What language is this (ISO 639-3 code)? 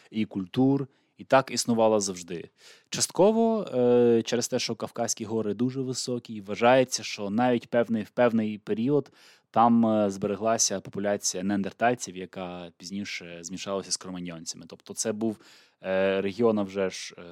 ukr